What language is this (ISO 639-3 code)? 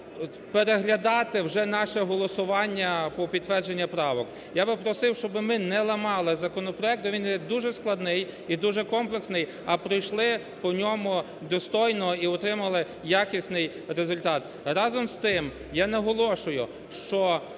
ukr